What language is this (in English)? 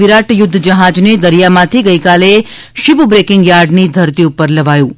Gujarati